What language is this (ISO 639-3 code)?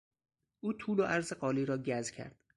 fas